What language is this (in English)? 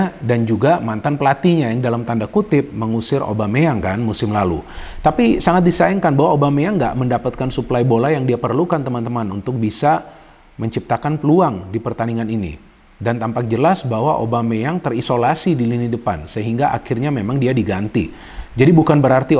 Indonesian